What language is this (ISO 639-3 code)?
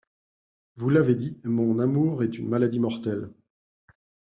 fra